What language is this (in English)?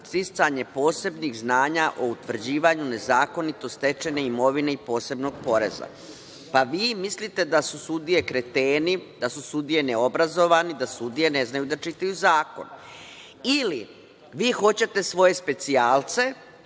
Serbian